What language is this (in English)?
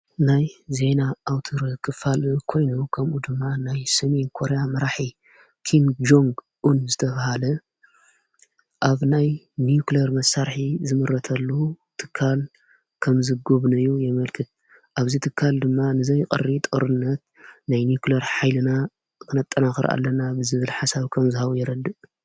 Tigrinya